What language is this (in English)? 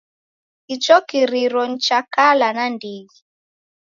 Taita